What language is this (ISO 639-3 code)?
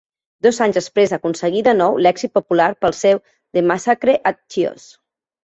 cat